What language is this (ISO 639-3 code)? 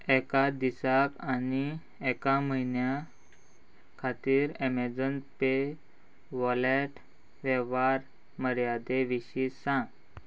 kok